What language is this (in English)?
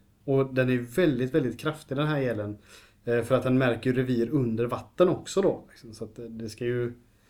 Swedish